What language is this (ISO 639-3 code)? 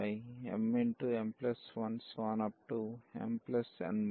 tel